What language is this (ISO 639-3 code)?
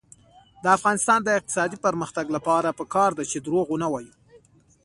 pus